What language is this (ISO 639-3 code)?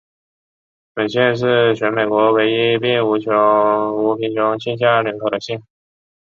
zho